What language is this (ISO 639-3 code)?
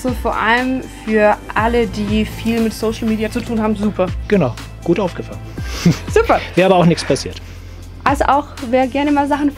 deu